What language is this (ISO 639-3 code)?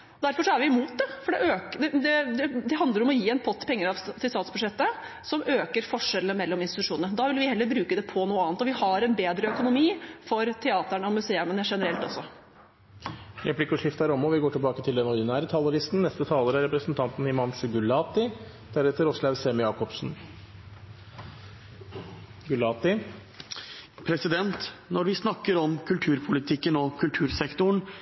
nor